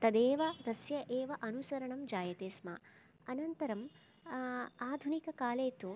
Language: Sanskrit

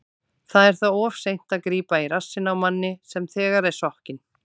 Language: Icelandic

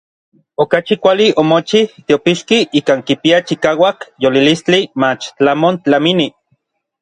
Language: Orizaba Nahuatl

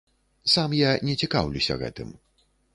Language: Belarusian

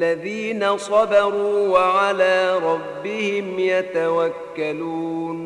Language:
Arabic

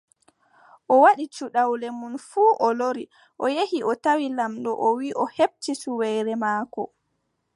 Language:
Adamawa Fulfulde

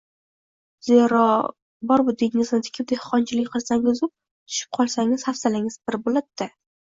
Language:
Uzbek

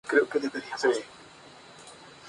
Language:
Spanish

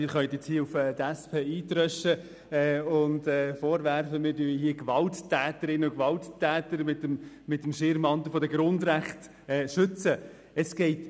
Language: Swiss German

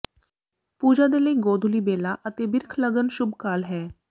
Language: Punjabi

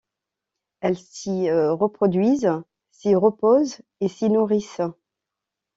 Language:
French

